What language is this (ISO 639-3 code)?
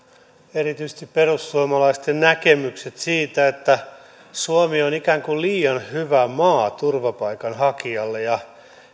fin